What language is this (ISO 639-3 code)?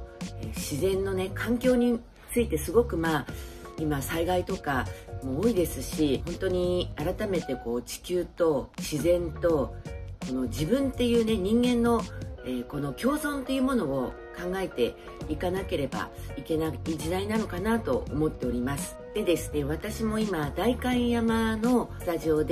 jpn